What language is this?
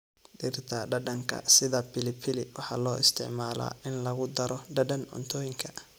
Somali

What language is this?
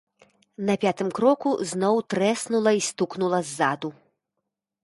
Belarusian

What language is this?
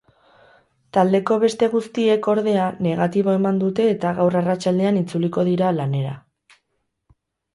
Basque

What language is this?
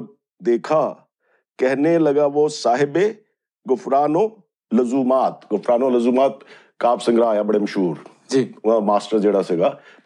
Punjabi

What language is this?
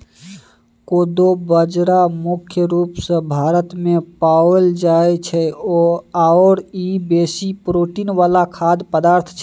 Maithili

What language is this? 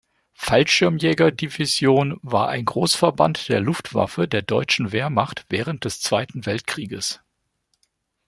German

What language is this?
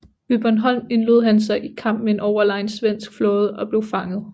Danish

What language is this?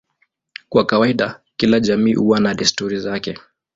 Swahili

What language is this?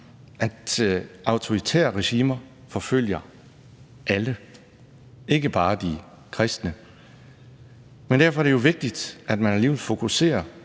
Danish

